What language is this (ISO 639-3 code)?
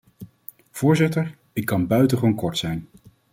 nld